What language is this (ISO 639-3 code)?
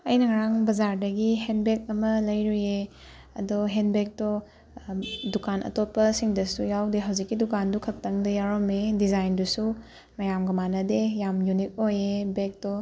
mni